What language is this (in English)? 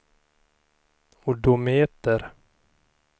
Swedish